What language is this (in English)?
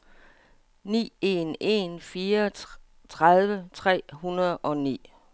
Danish